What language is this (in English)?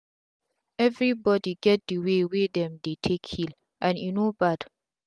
Nigerian Pidgin